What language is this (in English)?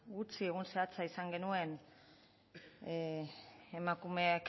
Basque